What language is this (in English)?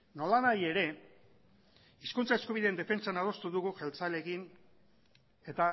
Basque